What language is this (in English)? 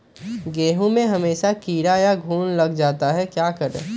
Magahi